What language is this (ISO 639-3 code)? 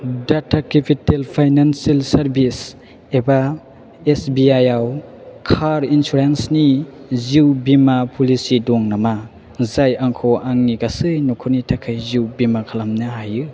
brx